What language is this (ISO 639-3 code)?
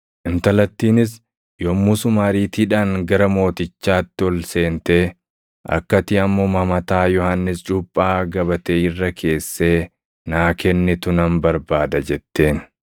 orm